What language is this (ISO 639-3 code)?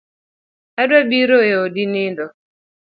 luo